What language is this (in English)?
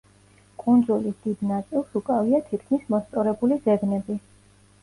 Georgian